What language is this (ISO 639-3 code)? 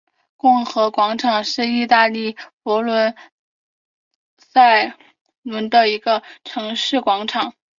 zho